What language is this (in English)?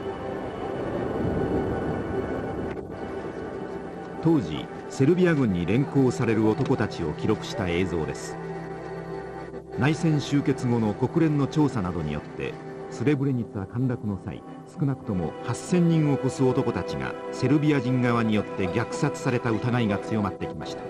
Japanese